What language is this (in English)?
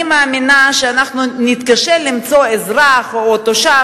Hebrew